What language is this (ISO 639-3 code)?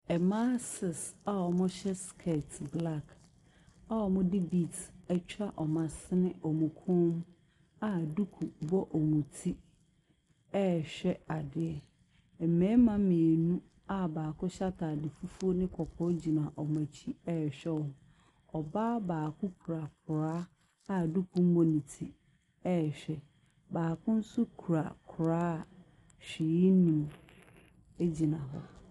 aka